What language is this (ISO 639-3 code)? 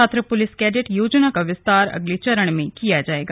hin